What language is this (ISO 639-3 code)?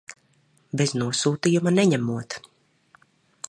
lav